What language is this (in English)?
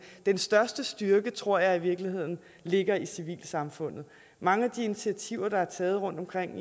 Danish